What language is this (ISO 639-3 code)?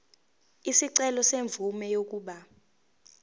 zul